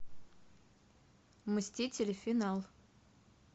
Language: Russian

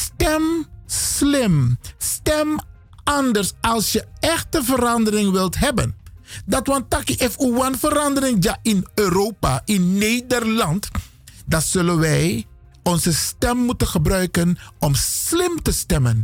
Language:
Dutch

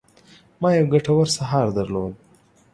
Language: Pashto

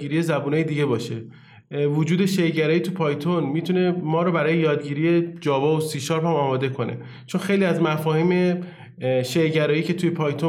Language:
Persian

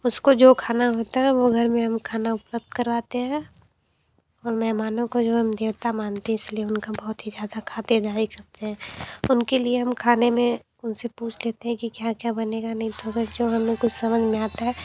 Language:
Hindi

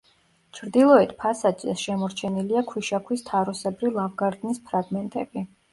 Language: Georgian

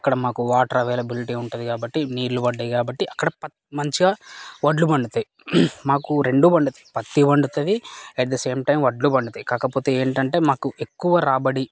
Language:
Telugu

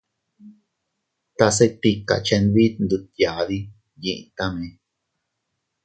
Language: Teutila Cuicatec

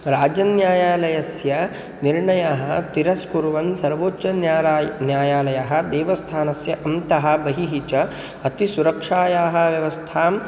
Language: Sanskrit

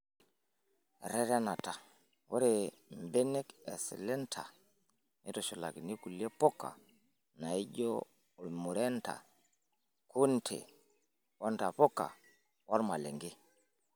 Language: Masai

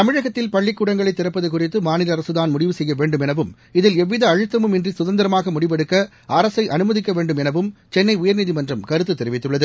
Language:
Tamil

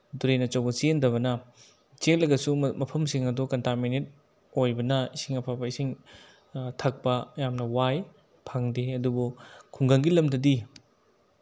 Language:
Manipuri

